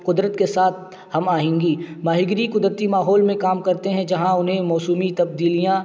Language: Urdu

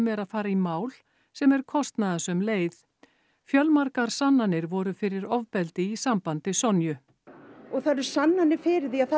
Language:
Icelandic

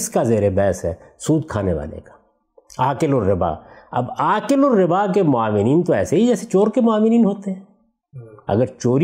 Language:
Urdu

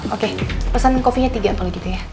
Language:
Indonesian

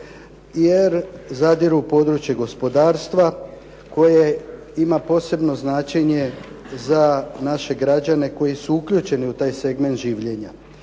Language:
Croatian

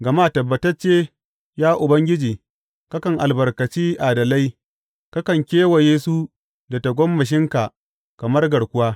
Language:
Hausa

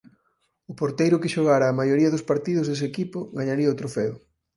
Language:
Galician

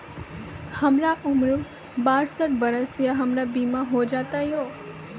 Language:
Maithili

